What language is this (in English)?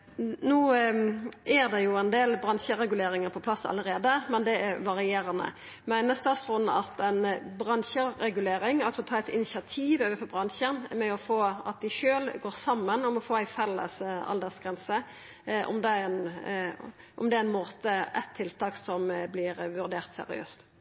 Norwegian